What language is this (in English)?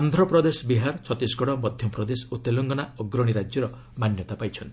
Odia